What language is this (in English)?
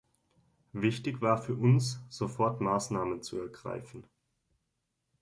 German